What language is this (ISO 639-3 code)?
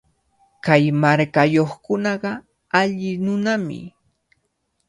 qvl